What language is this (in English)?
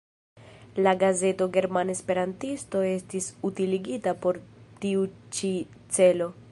Esperanto